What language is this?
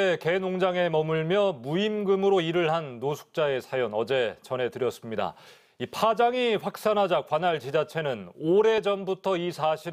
Korean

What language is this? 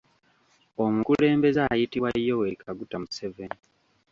Ganda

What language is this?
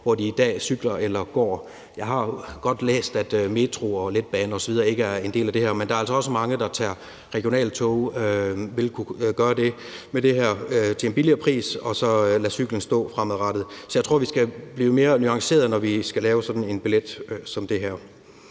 Danish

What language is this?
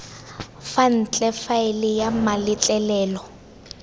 Tswana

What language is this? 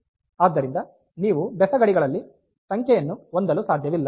Kannada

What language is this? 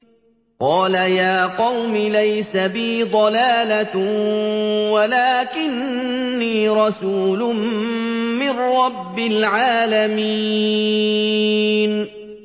Arabic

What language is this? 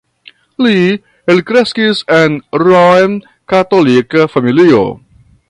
Esperanto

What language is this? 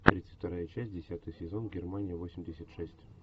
Russian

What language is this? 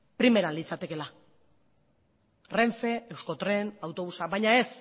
Basque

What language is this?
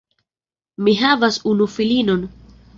Esperanto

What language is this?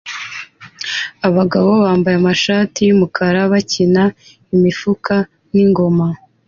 Kinyarwanda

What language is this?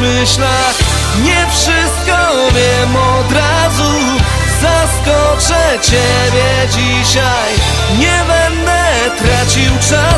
Polish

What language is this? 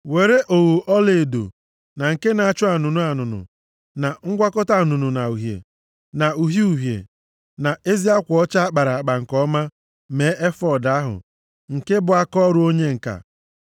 Igbo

